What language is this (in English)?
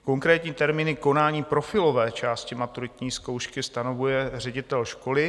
Czech